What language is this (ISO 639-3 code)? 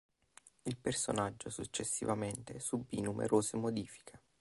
ita